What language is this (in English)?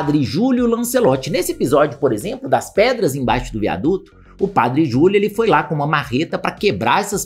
Portuguese